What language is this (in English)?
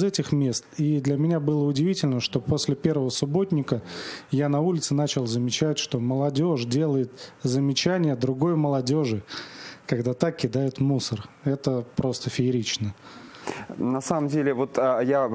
Russian